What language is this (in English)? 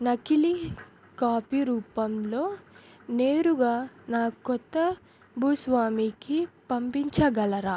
Telugu